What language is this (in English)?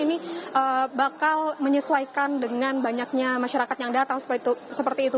Indonesian